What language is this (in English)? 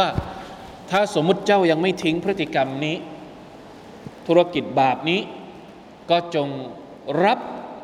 Thai